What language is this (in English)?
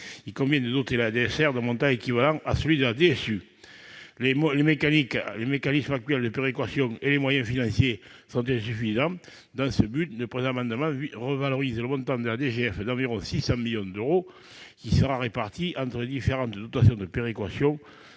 French